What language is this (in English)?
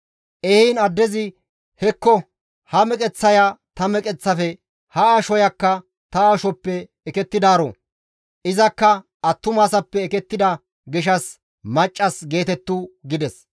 Gamo